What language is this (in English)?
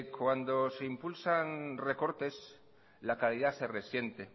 Spanish